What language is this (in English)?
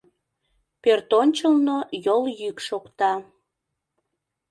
Mari